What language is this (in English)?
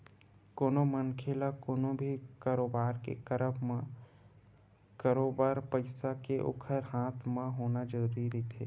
Chhattisgarhi